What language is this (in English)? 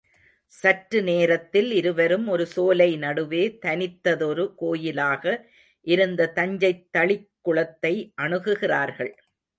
Tamil